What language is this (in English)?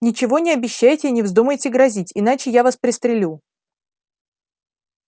Russian